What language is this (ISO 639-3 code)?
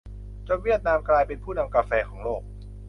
tha